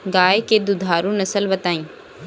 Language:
Bhojpuri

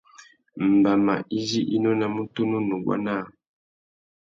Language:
Tuki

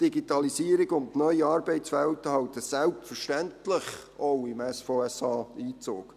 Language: Swiss German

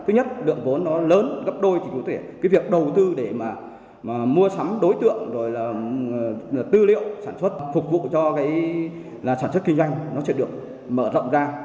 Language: Vietnamese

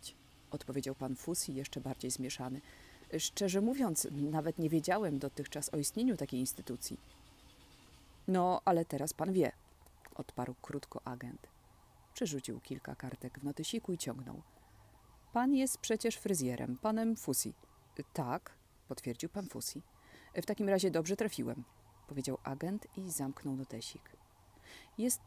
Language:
Polish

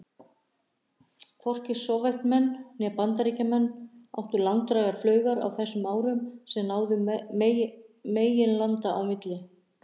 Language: Icelandic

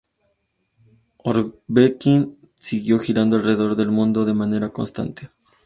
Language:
Spanish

